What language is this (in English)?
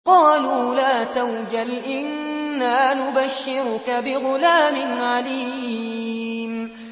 Arabic